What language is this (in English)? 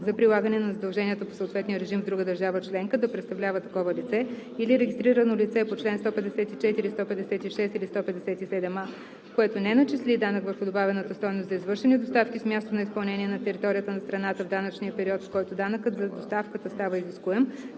Bulgarian